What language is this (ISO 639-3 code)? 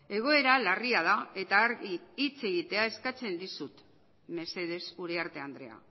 eus